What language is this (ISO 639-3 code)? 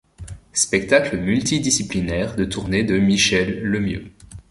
fra